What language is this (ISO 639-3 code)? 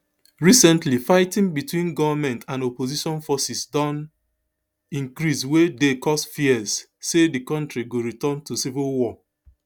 pcm